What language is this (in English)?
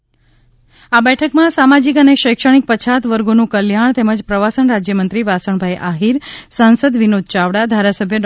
Gujarati